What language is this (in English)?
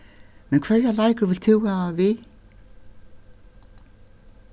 Faroese